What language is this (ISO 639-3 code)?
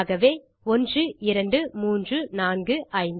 tam